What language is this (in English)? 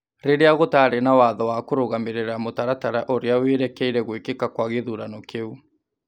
Kikuyu